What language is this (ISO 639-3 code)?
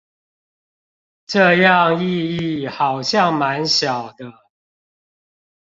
zho